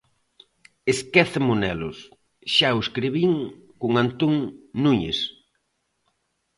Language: Galician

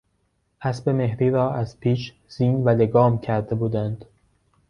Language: Persian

